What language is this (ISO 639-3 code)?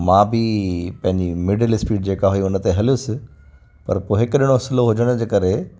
snd